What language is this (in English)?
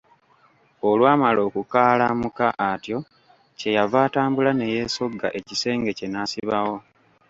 Ganda